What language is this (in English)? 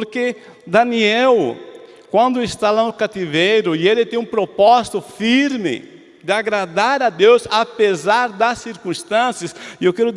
Portuguese